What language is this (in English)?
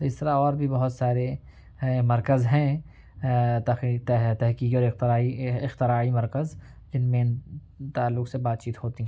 Urdu